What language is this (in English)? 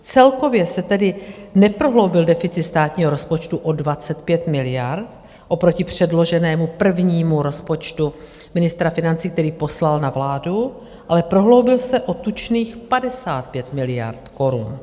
Czech